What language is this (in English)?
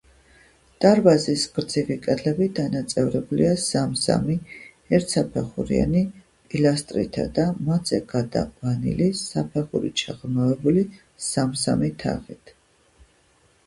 Georgian